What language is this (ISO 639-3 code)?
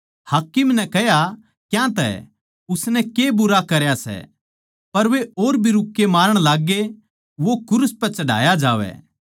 bgc